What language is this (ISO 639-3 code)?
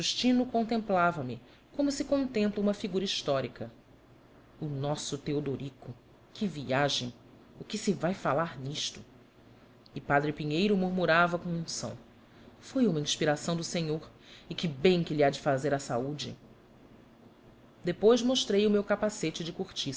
por